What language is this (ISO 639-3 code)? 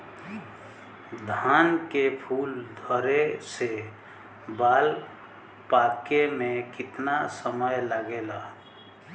bho